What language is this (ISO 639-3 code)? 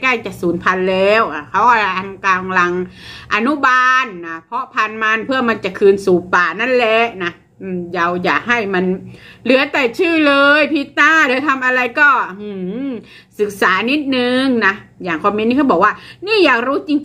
tha